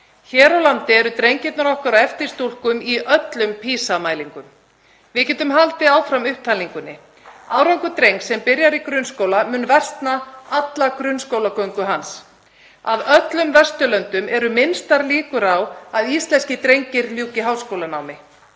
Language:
Icelandic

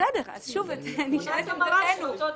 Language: Hebrew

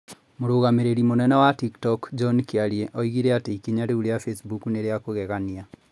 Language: Kikuyu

